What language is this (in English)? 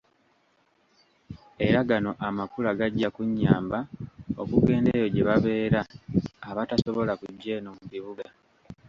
Ganda